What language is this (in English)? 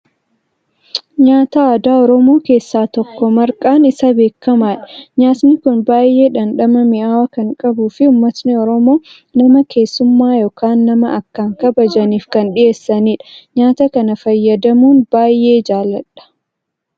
Oromo